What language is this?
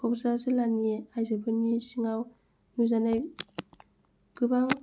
Bodo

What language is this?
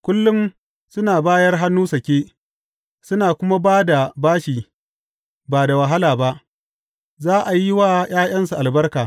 Hausa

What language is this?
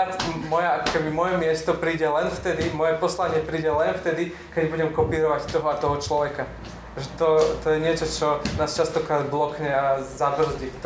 Slovak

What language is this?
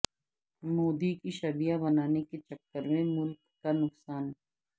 Urdu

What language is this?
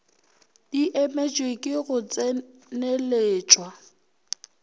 Northern Sotho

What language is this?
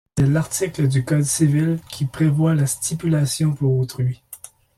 French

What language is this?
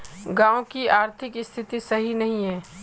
Magahi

